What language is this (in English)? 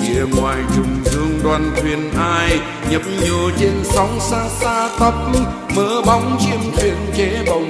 Vietnamese